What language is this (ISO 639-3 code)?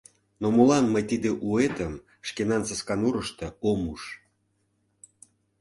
chm